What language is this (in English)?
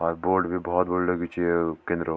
Garhwali